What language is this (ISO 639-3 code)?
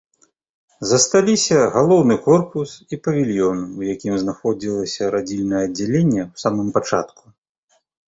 bel